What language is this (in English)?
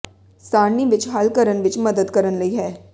Punjabi